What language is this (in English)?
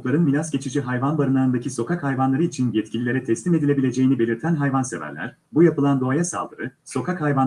Turkish